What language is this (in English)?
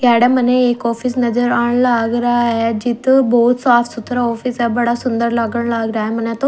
Haryanvi